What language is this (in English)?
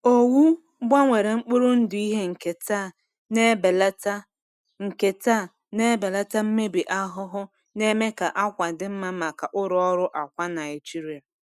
Igbo